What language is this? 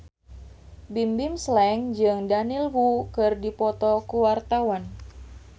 Sundanese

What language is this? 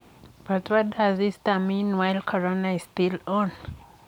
Kalenjin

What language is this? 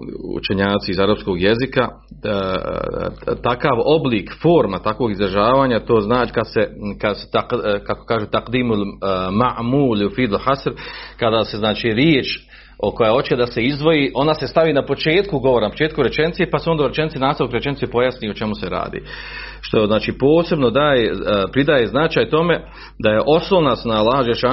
Croatian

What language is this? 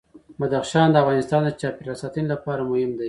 Pashto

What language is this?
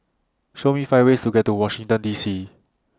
English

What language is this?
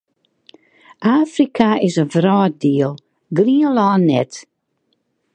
Western Frisian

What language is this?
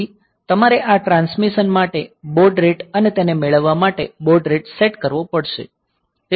Gujarati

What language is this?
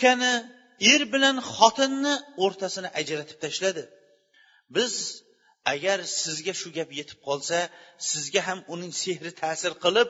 Bulgarian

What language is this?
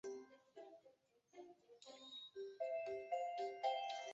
Chinese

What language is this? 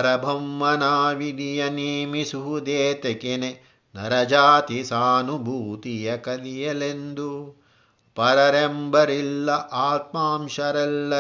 Kannada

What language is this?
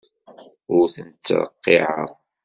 Kabyle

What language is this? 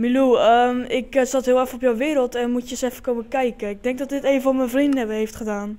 Dutch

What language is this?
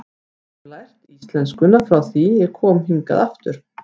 Icelandic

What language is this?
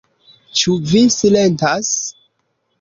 Esperanto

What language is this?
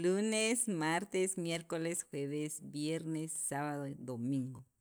Sacapulteco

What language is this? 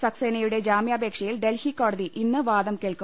Malayalam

